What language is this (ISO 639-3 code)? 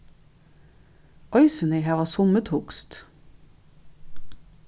fao